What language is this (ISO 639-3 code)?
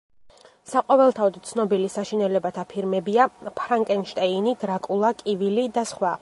kat